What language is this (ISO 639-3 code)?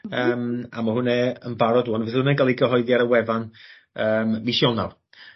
cym